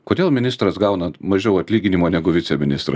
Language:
Lithuanian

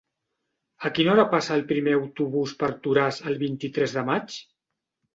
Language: Catalan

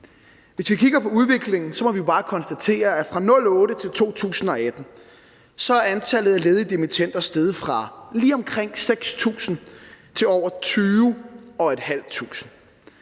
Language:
Danish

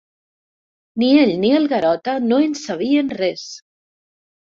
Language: Catalan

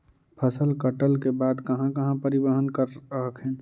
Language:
Magahi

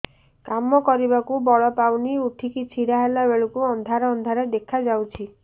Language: Odia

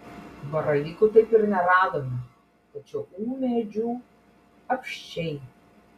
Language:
Lithuanian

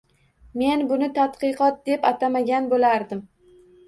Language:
Uzbek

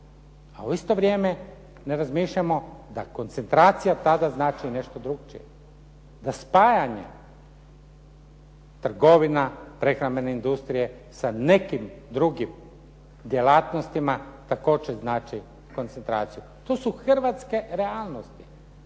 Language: Croatian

